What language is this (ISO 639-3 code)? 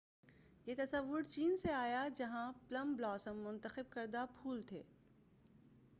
urd